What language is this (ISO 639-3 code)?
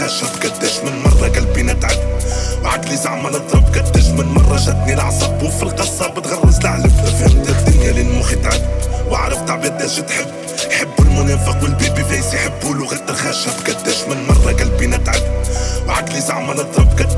fra